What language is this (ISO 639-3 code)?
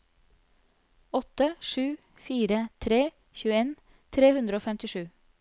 nor